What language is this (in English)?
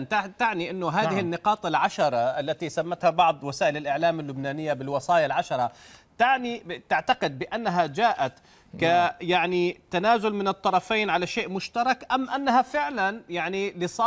Arabic